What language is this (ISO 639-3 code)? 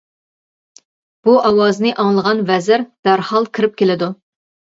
uig